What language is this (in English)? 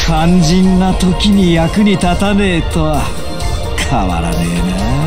Japanese